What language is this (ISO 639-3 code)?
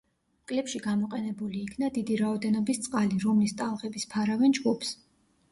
kat